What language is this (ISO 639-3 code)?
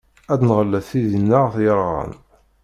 kab